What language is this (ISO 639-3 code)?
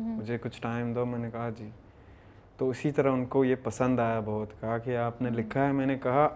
urd